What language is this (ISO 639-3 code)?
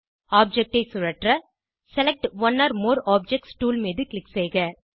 tam